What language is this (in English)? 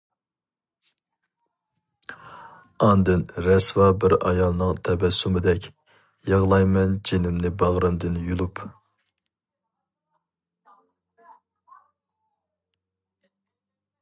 Uyghur